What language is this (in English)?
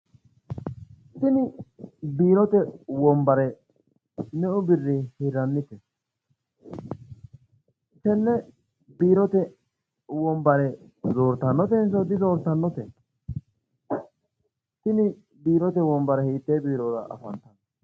Sidamo